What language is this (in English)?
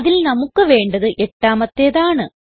Malayalam